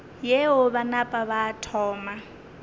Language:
Northern Sotho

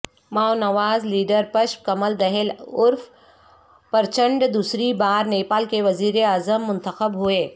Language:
Urdu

